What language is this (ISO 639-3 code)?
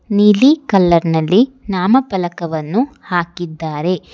kan